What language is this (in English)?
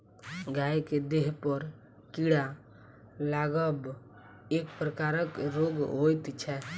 Maithili